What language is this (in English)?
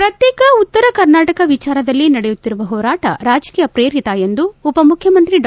Kannada